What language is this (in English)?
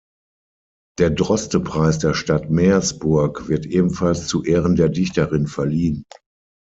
German